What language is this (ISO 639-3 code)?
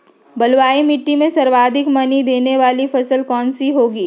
mag